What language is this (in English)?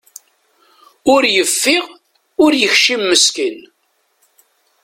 Kabyle